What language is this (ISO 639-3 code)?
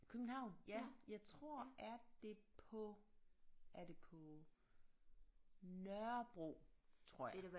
dan